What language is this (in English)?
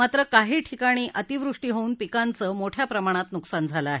Marathi